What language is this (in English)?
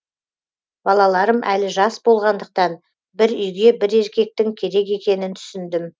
Kazakh